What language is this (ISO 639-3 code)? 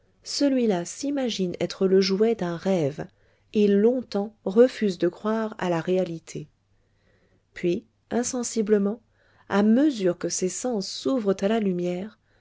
fra